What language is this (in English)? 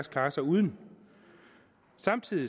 Danish